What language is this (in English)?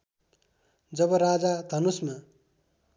Nepali